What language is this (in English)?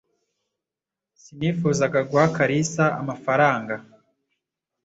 Kinyarwanda